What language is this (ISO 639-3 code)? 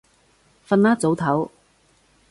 yue